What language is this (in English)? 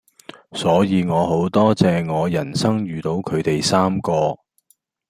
Cantonese